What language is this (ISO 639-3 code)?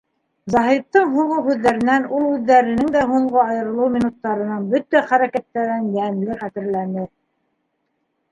bak